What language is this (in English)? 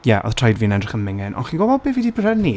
Welsh